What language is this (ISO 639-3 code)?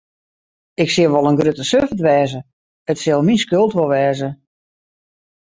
fry